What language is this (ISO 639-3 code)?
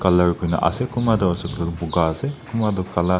nag